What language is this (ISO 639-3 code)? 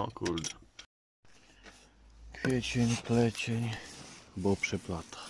pol